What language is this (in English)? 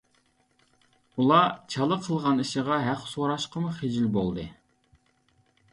Uyghur